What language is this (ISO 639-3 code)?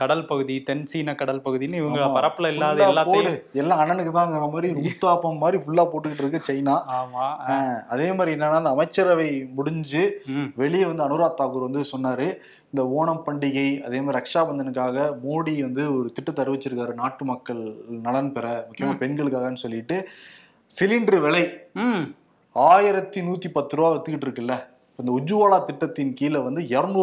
tam